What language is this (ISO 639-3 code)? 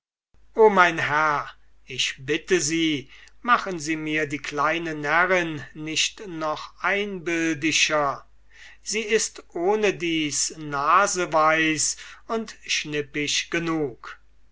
deu